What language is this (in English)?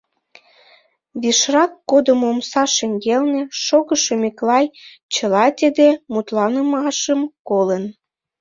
Mari